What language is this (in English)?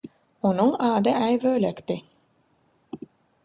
Turkmen